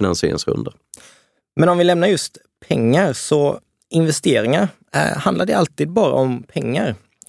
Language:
Swedish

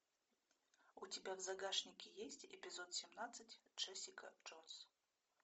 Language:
Russian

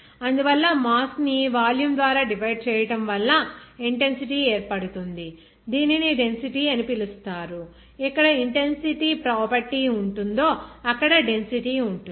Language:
Telugu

